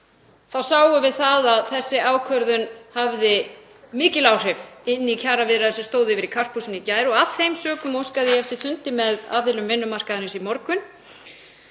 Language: Icelandic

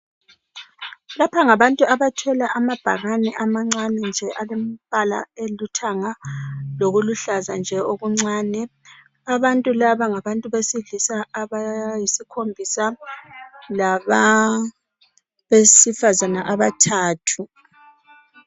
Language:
North Ndebele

